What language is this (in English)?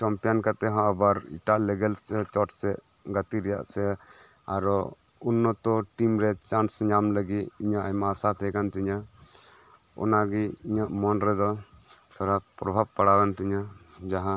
Santali